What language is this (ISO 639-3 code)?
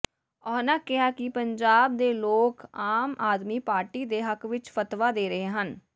pan